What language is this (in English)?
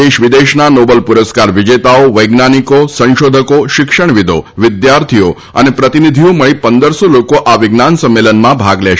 Gujarati